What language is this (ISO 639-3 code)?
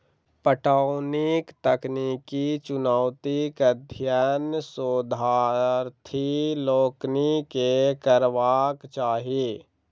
mai